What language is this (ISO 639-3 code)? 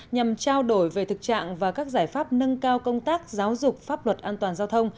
vie